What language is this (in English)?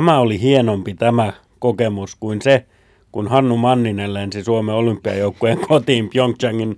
Finnish